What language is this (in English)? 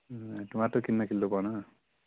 Dogri